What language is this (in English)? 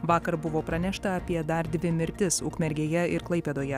Lithuanian